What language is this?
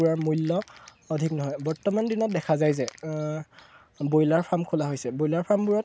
Assamese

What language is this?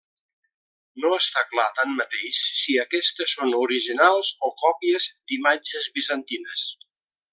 Catalan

